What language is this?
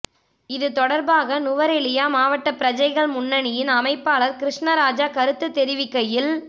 Tamil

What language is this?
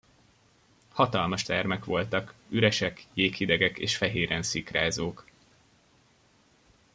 Hungarian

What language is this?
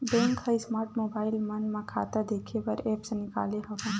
Chhattisgarhi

